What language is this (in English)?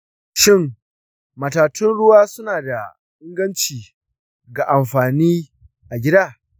Hausa